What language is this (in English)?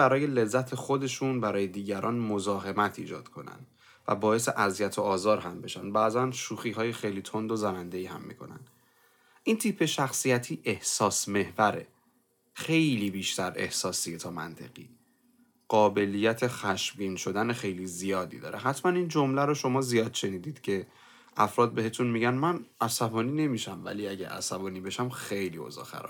Persian